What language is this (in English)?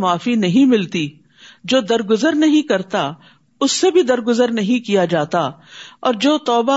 Urdu